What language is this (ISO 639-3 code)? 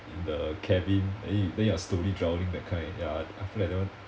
eng